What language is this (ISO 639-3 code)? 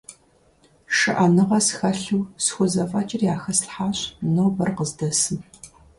kbd